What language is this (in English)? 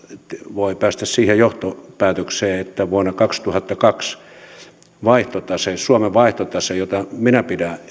Finnish